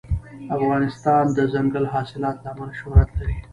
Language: Pashto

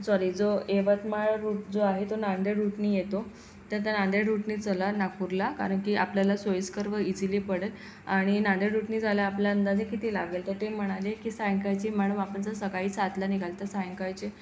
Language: Marathi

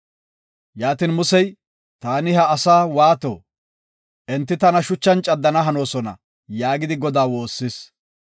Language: Gofa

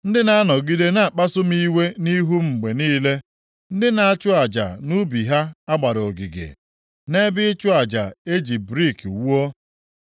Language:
Igbo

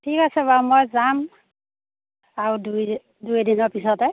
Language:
Assamese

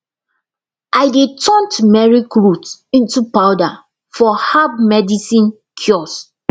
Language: Nigerian Pidgin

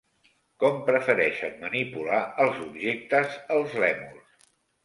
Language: Catalan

